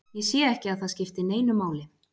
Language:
Icelandic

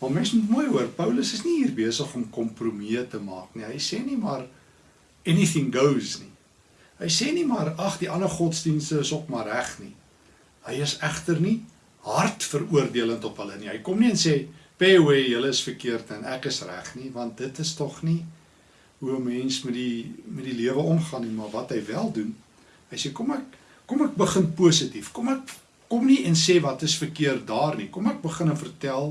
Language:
Dutch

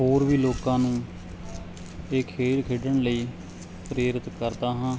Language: Punjabi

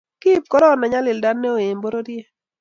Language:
Kalenjin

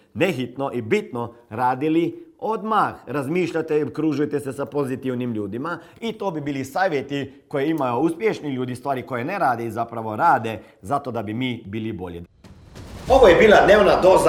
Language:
Croatian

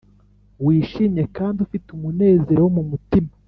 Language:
Kinyarwanda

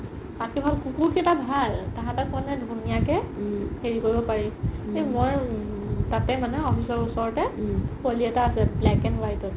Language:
Assamese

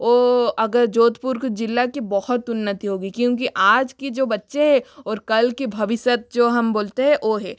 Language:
Hindi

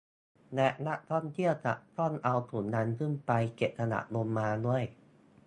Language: Thai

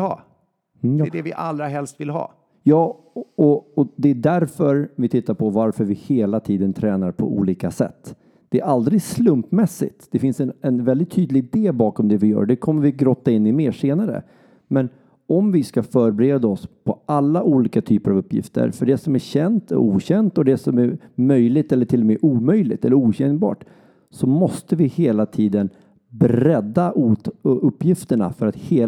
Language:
Swedish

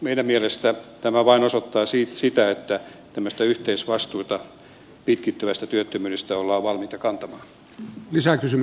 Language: Finnish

